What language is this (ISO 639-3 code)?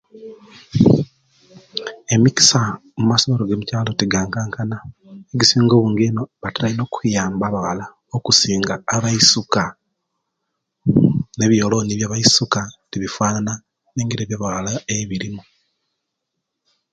lke